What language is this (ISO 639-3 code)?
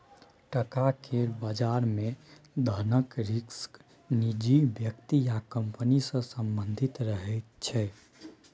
mai